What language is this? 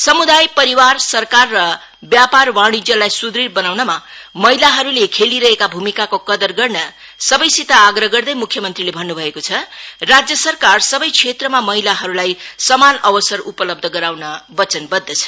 Nepali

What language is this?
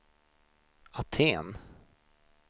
Swedish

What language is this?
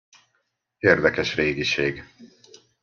Hungarian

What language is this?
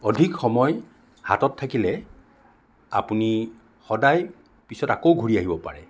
Assamese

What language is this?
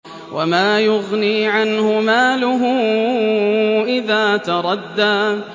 Arabic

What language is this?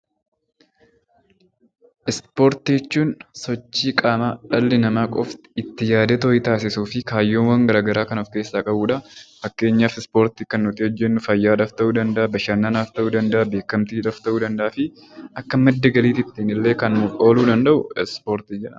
Oromo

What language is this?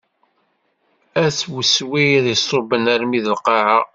Kabyle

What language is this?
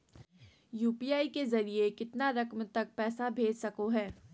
Magahi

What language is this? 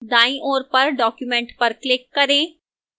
Hindi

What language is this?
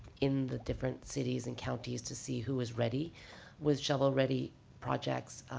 English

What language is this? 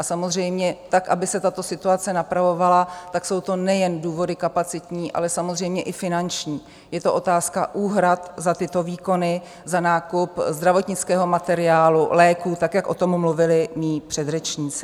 Czech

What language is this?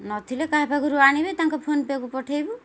Odia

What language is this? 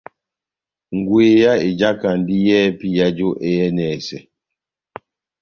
Batanga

